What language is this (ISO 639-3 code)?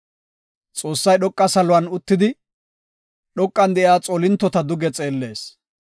gof